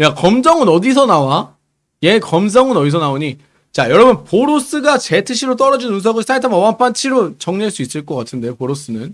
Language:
Korean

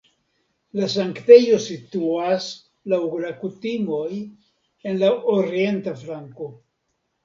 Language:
Esperanto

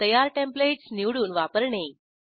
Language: Marathi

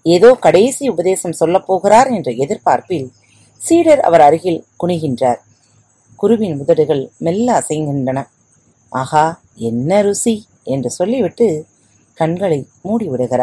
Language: Tamil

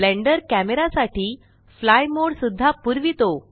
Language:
Marathi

